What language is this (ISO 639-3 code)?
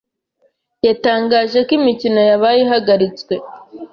kin